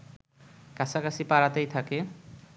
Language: Bangla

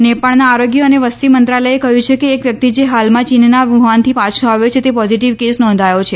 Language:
Gujarati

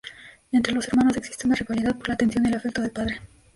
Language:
Spanish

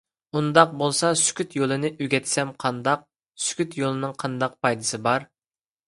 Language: Uyghur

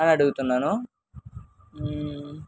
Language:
Telugu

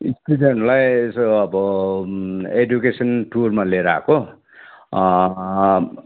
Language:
Nepali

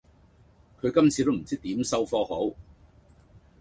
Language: Cantonese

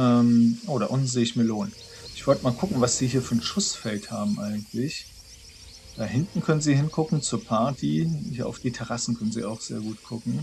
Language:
German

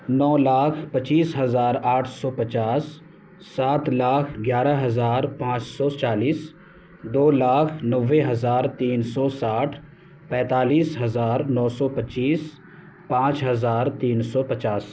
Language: Urdu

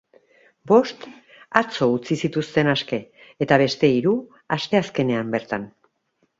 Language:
Basque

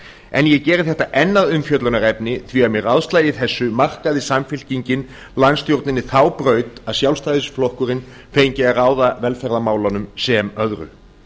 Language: Icelandic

